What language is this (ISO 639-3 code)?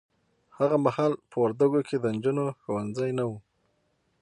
pus